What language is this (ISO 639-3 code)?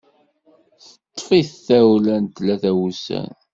kab